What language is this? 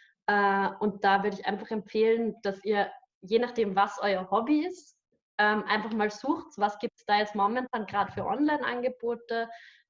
German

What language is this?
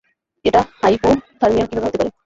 Bangla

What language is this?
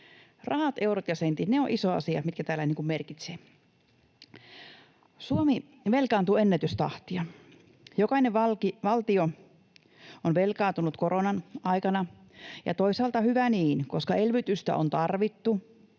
Finnish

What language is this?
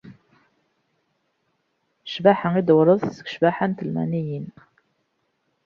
Kabyle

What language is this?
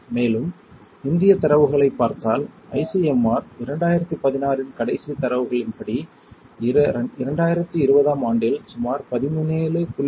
Tamil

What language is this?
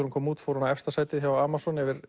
Icelandic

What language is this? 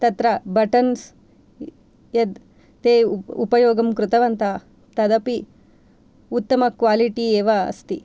Sanskrit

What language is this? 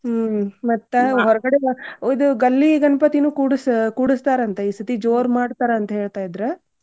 Kannada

